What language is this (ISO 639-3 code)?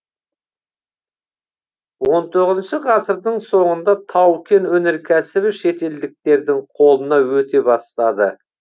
kaz